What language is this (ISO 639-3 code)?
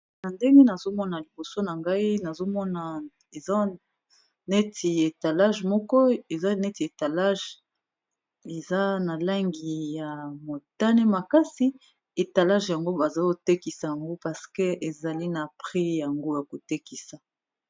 lin